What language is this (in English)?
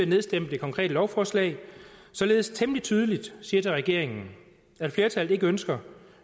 Danish